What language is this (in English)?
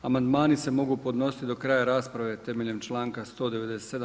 Croatian